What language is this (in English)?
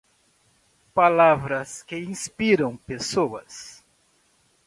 Portuguese